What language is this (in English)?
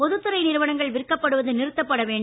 Tamil